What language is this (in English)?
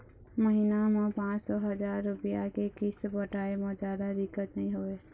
Chhattisgarhi